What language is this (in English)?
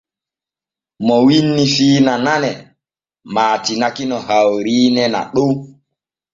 Borgu Fulfulde